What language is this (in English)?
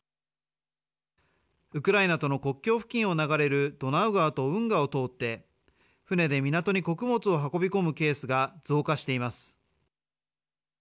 Japanese